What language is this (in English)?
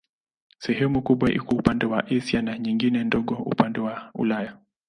Swahili